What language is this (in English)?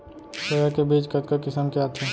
Chhattisgarhi